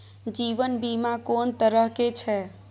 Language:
Maithili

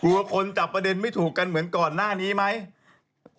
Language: Thai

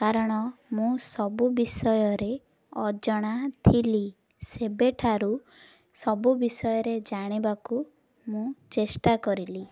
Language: Odia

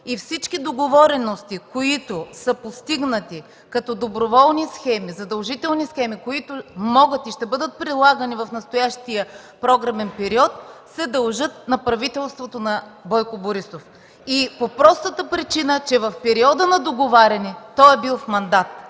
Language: Bulgarian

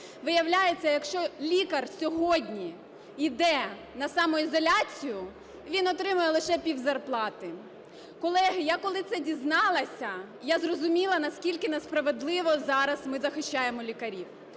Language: Ukrainian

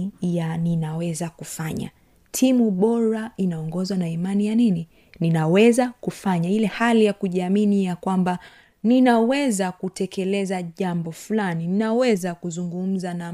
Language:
Swahili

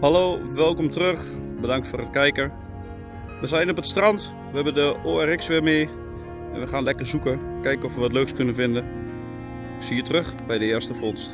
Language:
Dutch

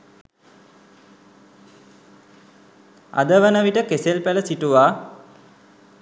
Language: Sinhala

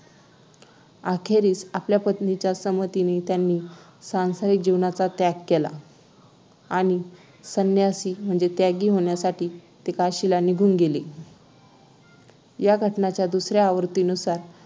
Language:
Marathi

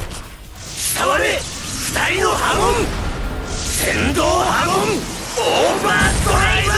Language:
Japanese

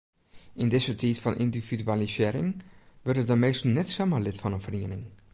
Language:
Western Frisian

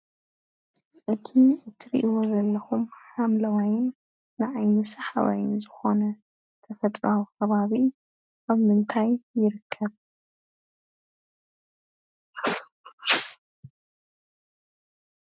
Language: Tigrinya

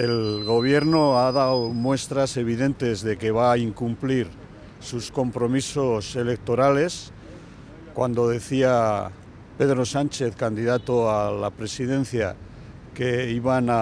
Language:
Spanish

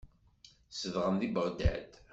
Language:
Kabyle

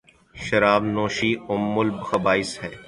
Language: Urdu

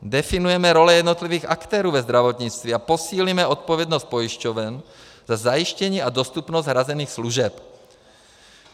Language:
Czech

